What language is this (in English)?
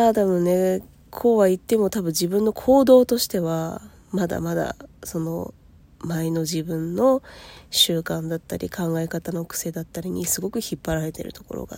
Japanese